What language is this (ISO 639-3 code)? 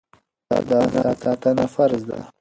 pus